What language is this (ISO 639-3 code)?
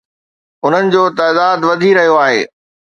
snd